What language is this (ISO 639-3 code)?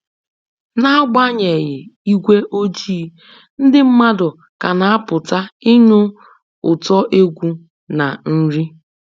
ibo